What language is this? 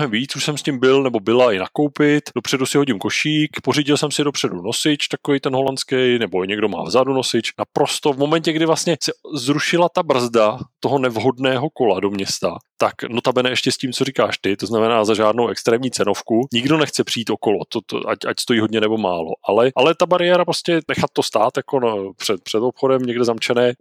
Czech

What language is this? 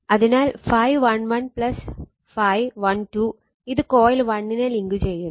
Malayalam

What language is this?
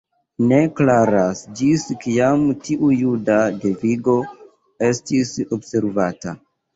Esperanto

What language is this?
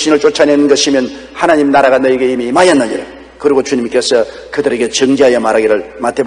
Korean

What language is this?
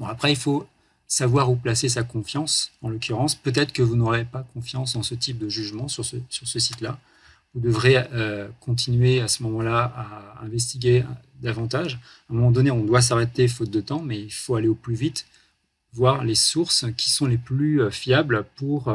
French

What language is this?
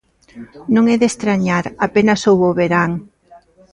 Galician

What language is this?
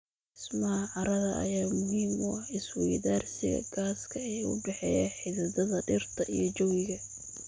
Somali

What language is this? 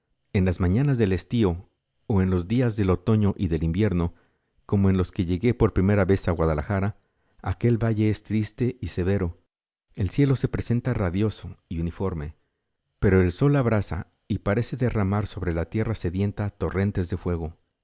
Spanish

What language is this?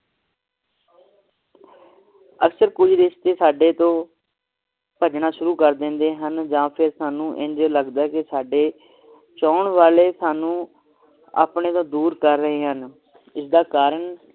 Punjabi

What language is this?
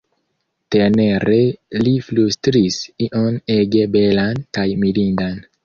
Esperanto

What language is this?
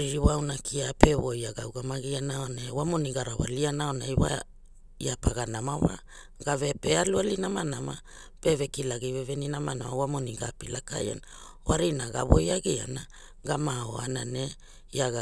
Hula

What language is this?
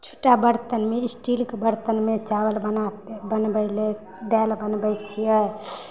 Maithili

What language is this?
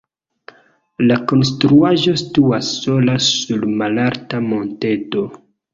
Esperanto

